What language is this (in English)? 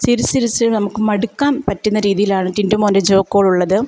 Malayalam